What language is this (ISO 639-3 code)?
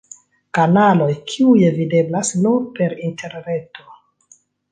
epo